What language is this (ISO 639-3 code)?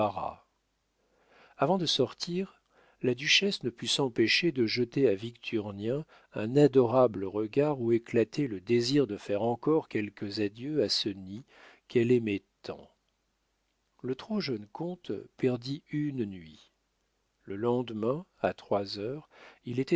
fra